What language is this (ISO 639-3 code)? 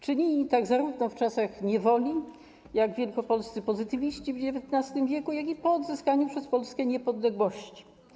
pol